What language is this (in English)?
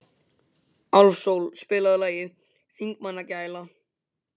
Icelandic